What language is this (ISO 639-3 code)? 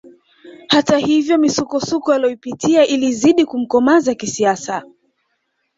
swa